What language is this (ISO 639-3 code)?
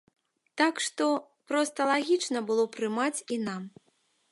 bel